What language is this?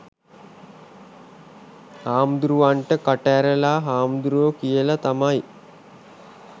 Sinhala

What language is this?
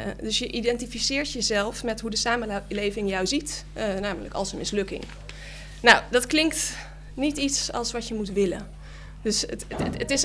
Dutch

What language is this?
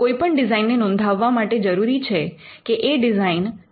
Gujarati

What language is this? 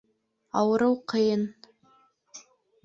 Bashkir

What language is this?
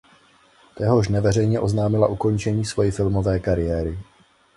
Czech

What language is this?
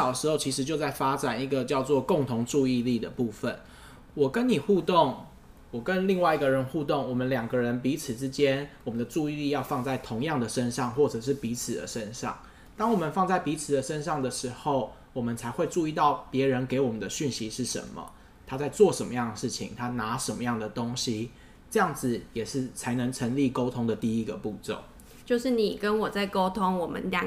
Chinese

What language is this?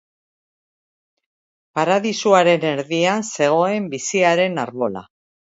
Basque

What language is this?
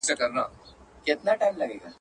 Pashto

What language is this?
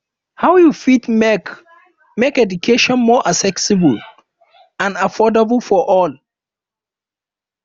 Nigerian Pidgin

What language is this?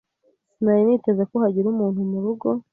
Kinyarwanda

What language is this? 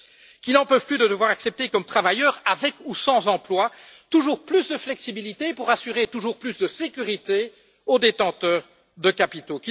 French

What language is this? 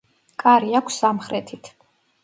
Georgian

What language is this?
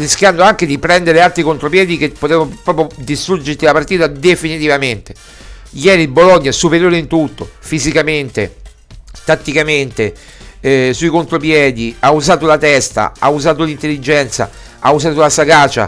Italian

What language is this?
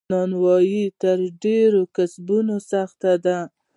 Pashto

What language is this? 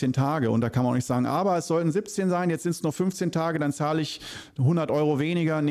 German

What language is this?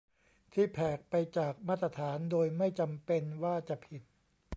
Thai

